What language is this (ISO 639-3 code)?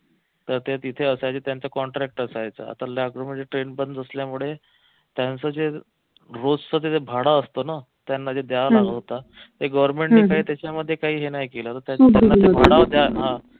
mar